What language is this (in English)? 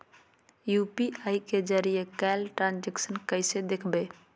Magahi